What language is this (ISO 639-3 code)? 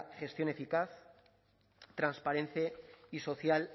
spa